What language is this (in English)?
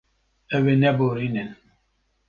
Kurdish